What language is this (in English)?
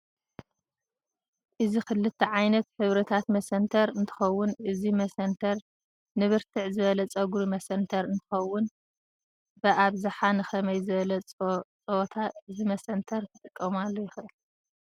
Tigrinya